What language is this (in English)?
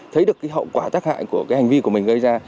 Vietnamese